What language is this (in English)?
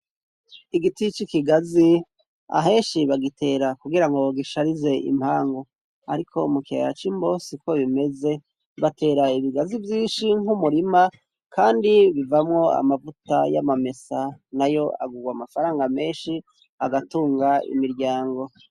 Rundi